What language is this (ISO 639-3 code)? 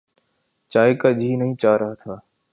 urd